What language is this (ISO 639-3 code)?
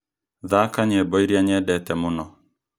kik